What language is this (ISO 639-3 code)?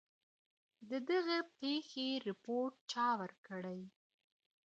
pus